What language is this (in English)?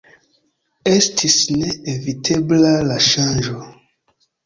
Esperanto